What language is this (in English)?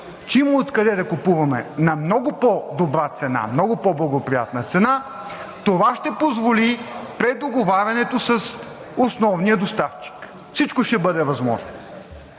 Bulgarian